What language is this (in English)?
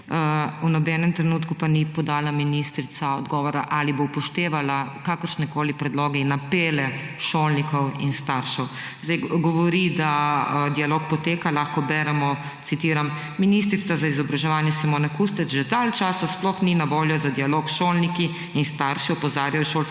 Slovenian